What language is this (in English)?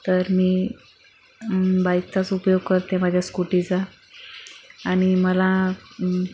Marathi